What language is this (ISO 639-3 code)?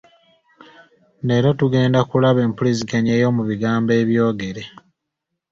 lug